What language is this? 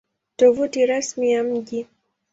Swahili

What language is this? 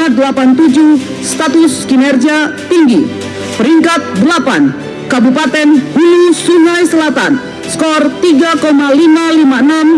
Indonesian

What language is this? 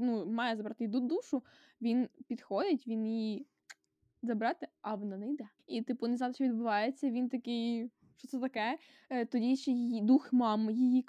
Ukrainian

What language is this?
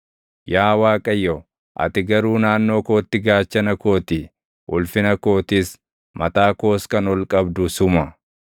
Oromo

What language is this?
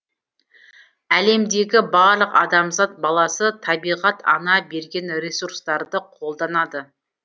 Kazakh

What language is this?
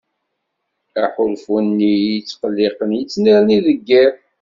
Kabyle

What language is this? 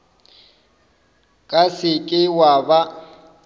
Northern Sotho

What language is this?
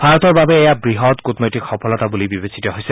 Assamese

